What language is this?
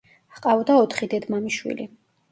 Georgian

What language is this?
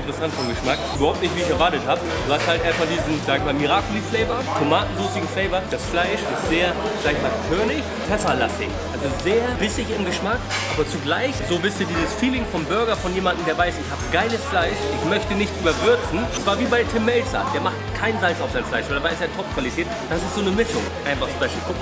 German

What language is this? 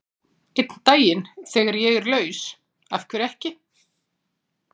Icelandic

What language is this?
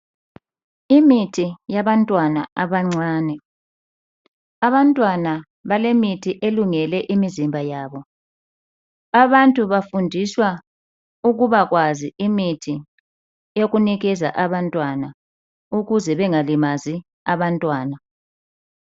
North Ndebele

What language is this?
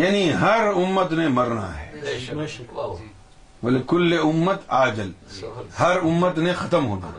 Urdu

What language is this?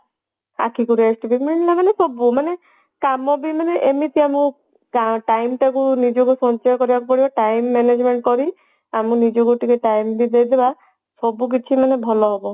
Odia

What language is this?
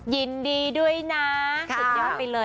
Thai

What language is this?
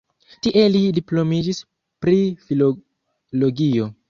Esperanto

